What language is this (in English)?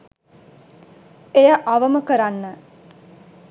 Sinhala